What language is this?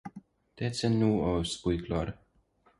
Romanian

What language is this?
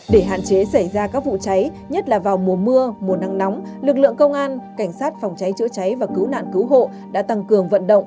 Vietnamese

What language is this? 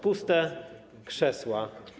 Polish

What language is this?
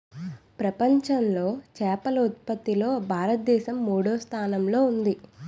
Telugu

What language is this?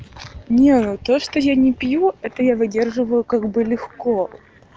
Russian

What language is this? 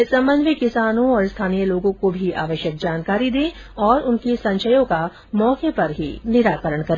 Hindi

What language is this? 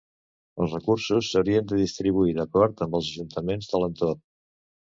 Catalan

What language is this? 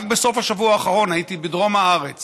Hebrew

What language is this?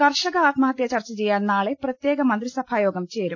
Malayalam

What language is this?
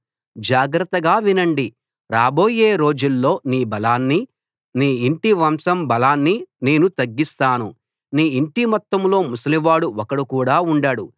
Telugu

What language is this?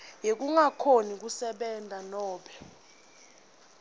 Swati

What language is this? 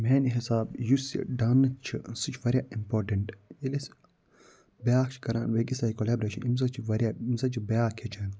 Kashmiri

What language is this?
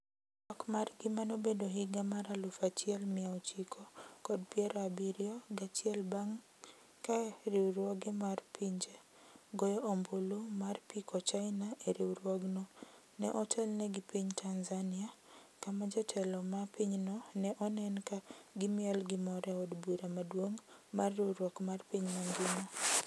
Luo (Kenya and Tanzania)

